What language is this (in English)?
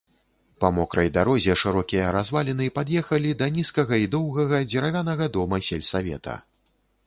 Belarusian